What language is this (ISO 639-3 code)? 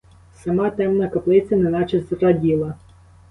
ukr